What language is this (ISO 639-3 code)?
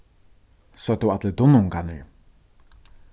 fao